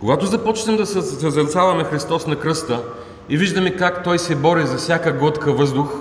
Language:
Bulgarian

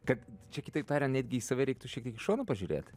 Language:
Lithuanian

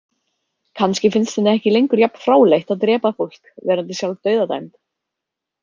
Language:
Icelandic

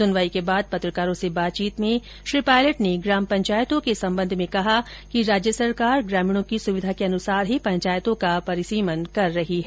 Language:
Hindi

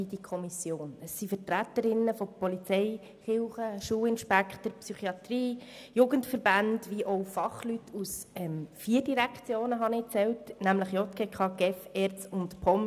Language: Swiss German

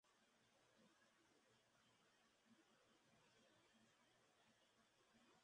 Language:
Spanish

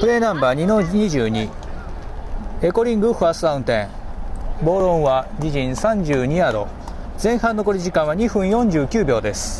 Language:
Japanese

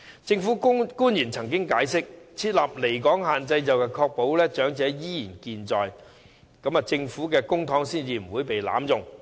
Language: Cantonese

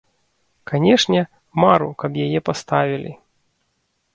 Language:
Belarusian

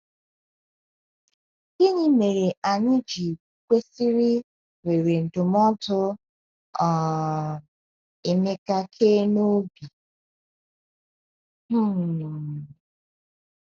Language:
Igbo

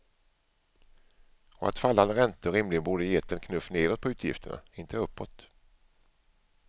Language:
Swedish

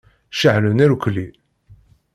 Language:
Kabyle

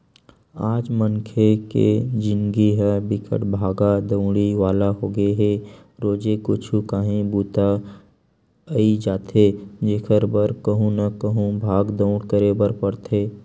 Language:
Chhattisgarhi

